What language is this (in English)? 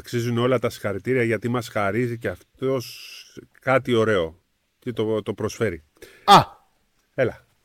Greek